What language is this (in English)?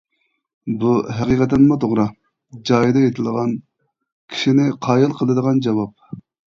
Uyghur